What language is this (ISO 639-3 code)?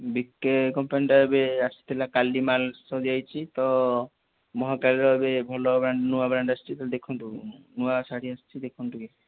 ori